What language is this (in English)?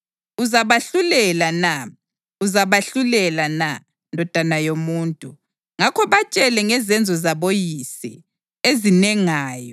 North Ndebele